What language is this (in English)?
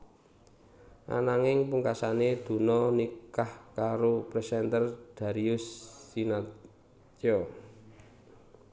Javanese